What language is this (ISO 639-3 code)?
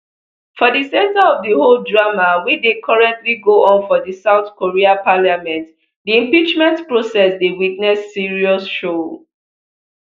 pcm